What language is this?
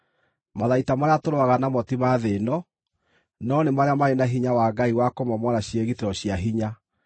Kikuyu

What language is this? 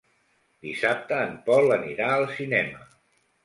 Catalan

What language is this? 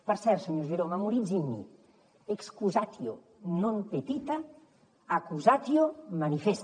Catalan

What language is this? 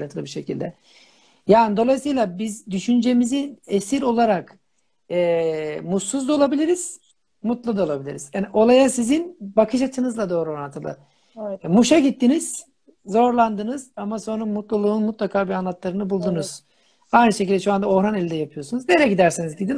Turkish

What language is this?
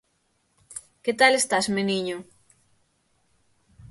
Galician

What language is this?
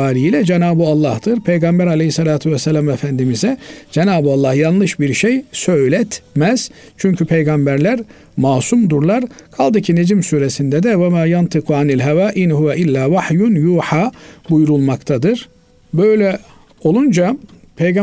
Turkish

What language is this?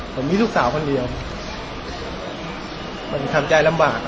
Thai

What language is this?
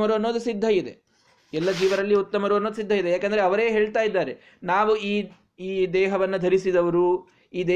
Kannada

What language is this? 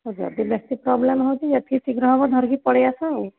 Odia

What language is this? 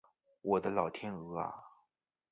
Chinese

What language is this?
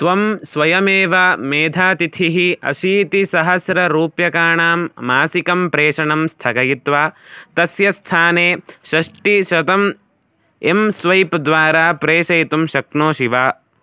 Sanskrit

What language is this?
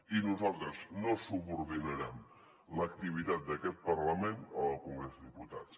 Catalan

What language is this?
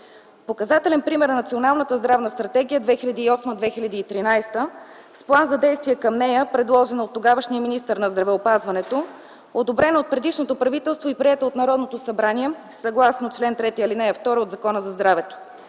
Bulgarian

